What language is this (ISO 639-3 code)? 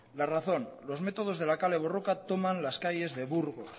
spa